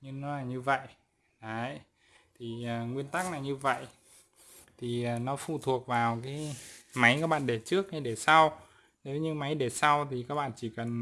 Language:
Vietnamese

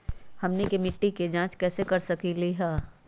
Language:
Magahi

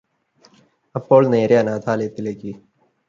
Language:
Malayalam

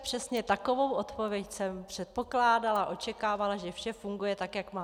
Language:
Czech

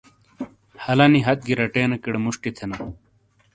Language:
Shina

